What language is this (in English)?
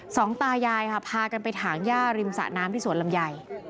Thai